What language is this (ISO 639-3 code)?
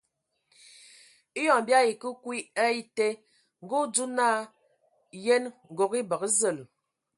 ewo